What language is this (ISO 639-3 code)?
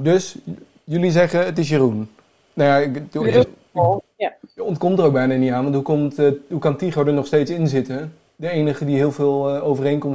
nld